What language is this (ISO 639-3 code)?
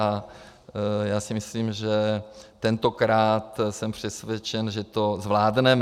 ces